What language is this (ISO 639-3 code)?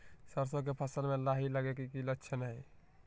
mag